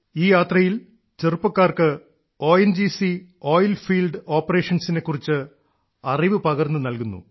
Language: Malayalam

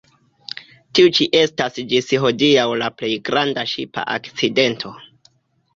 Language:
Esperanto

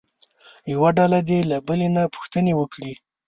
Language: Pashto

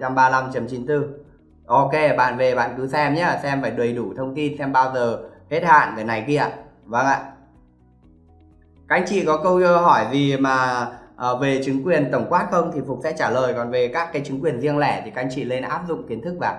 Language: Vietnamese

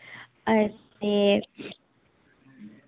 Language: Dogri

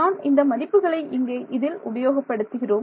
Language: Tamil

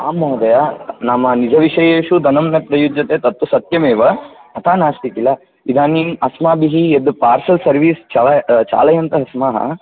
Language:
Sanskrit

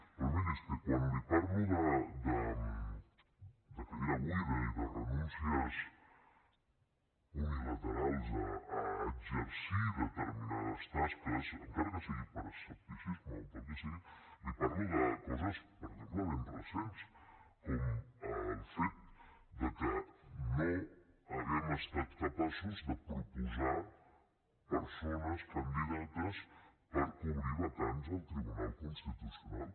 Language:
Catalan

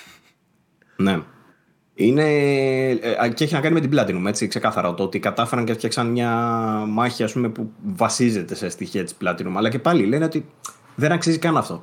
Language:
Greek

